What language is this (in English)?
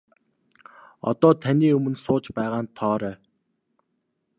Mongolian